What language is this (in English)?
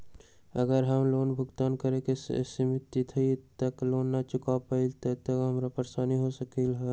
Magahi